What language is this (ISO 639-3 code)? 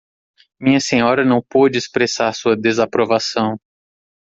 por